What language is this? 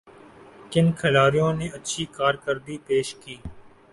Urdu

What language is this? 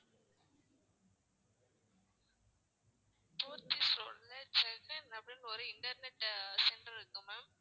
Tamil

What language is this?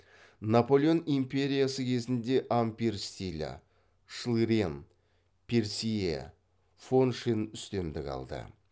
Kazakh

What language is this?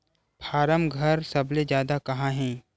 Chhattisgarhi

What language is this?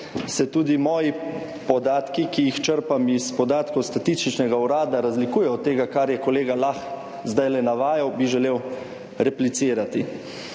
Slovenian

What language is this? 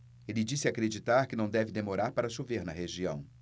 Portuguese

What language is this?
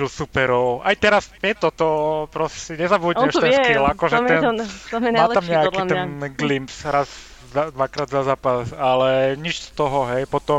Slovak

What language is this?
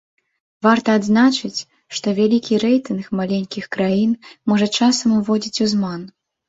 Belarusian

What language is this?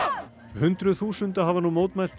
Icelandic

